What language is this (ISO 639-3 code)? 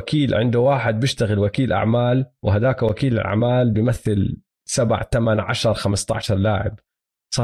ara